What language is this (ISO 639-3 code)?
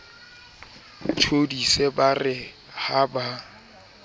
sot